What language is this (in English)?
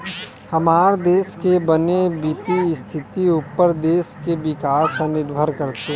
Chhattisgarhi